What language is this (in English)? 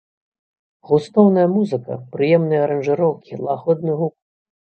Belarusian